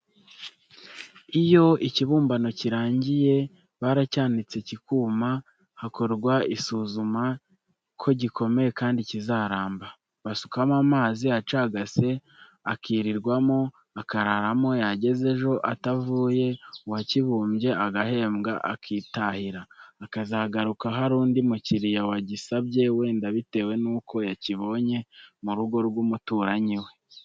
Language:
Kinyarwanda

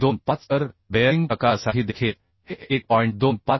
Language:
Marathi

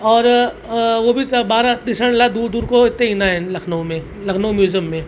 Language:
Sindhi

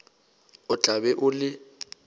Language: Northern Sotho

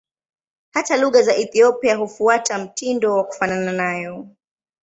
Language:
Swahili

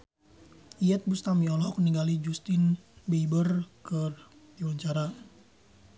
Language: Sundanese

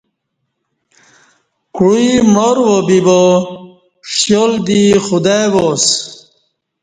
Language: Kati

